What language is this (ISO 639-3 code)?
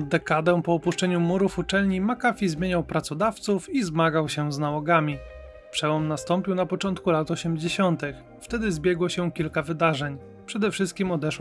pol